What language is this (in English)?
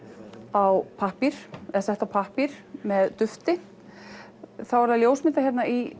Icelandic